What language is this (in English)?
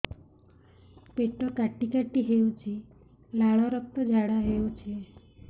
Odia